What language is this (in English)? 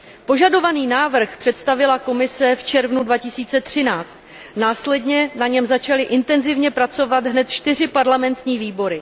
Czech